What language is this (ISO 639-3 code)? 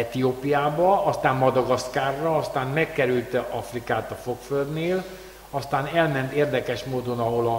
hun